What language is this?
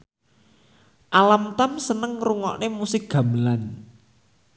Javanese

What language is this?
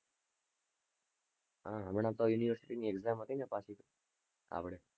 Gujarati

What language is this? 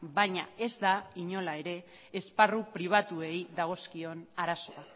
Basque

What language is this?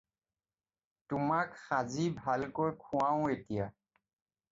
Assamese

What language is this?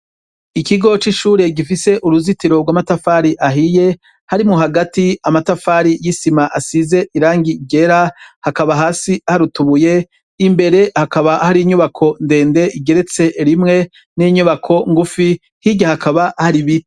Rundi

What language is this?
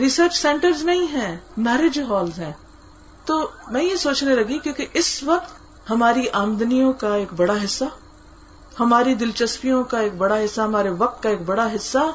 Urdu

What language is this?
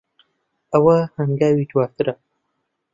Central Kurdish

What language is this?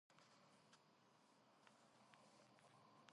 Georgian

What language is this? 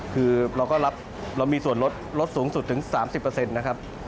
Thai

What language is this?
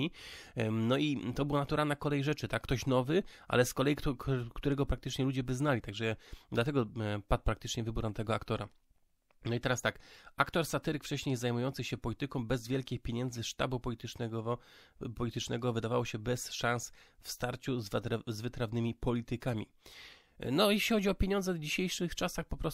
Polish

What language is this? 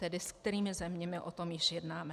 Czech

